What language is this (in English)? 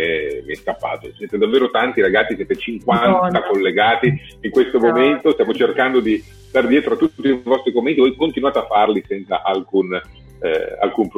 Italian